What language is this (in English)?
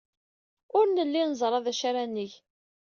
Kabyle